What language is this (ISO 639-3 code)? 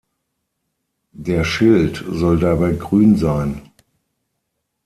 deu